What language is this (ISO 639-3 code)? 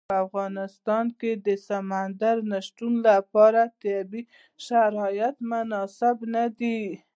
pus